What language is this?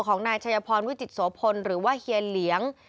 Thai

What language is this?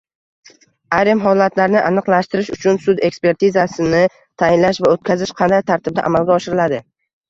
Uzbek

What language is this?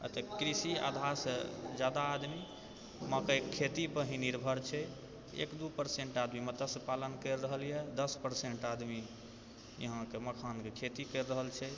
Maithili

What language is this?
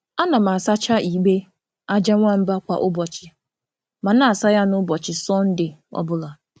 Igbo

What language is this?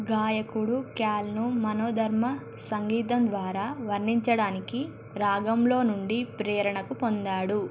Telugu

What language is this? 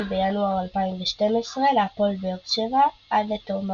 Hebrew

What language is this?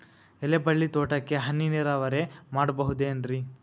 Kannada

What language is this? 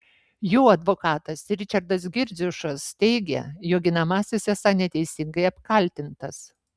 Lithuanian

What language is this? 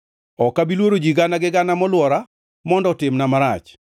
Luo (Kenya and Tanzania)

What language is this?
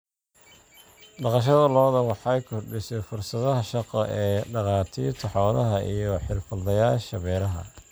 Somali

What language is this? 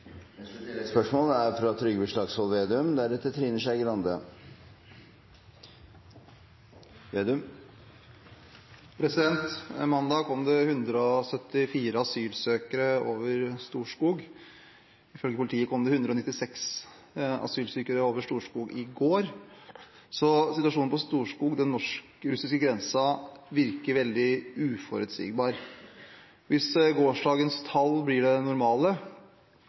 Norwegian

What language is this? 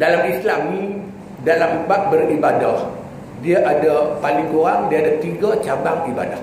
Malay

